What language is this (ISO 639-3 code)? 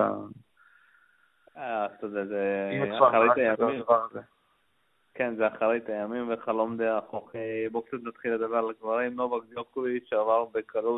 heb